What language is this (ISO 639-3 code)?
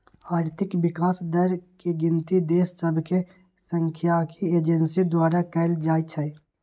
mag